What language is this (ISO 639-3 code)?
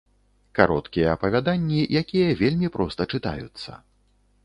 bel